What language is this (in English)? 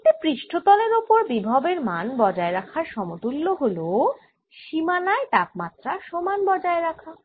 Bangla